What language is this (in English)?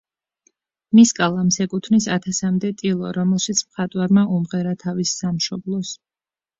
Georgian